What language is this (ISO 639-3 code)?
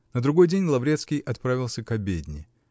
rus